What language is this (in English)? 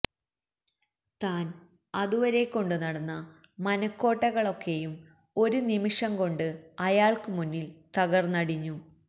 Malayalam